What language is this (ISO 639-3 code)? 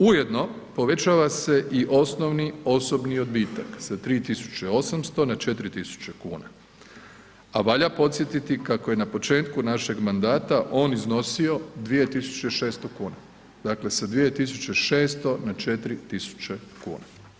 hrv